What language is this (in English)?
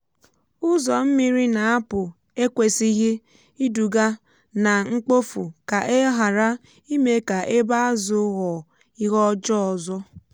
Igbo